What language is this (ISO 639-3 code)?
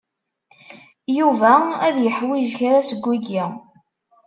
kab